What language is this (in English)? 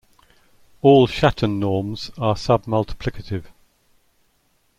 English